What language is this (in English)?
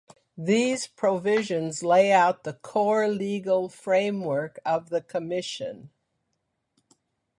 English